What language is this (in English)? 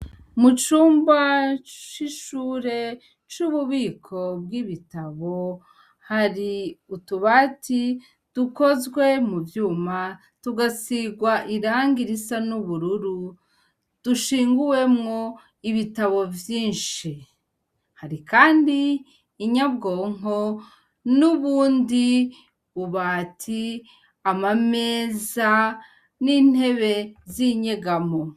Rundi